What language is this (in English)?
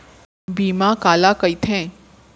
Chhattisgarhi